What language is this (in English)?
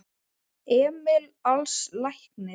Icelandic